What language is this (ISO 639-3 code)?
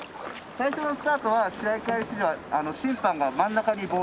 jpn